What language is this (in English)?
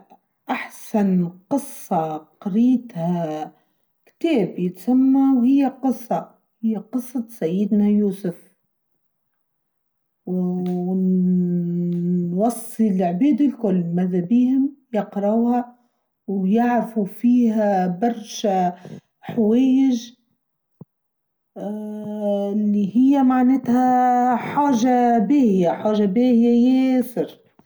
Tunisian Arabic